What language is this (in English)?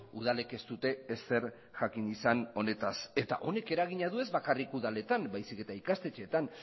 Basque